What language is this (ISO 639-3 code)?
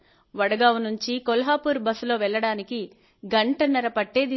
tel